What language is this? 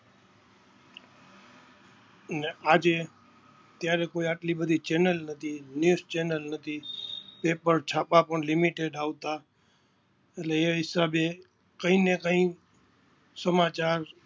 Gujarati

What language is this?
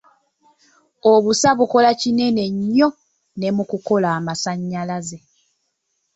Ganda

